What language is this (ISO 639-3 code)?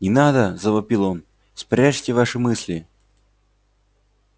rus